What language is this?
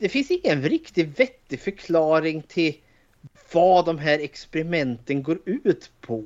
Swedish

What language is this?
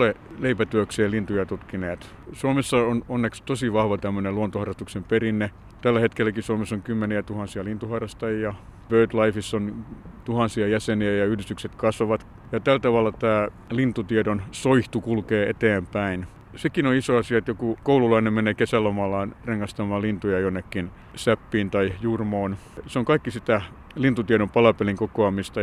Finnish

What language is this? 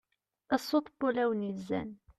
Kabyle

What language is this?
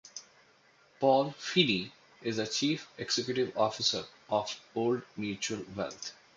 English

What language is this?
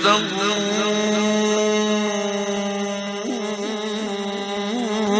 Arabic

